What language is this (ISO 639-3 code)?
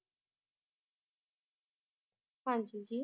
pan